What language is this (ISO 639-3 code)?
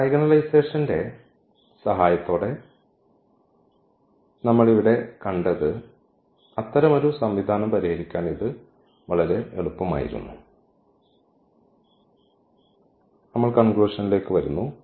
mal